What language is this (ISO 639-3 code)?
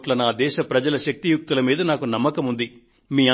tel